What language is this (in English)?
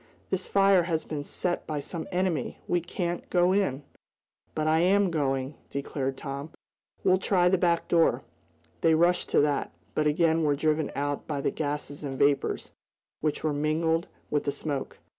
English